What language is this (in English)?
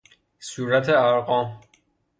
Persian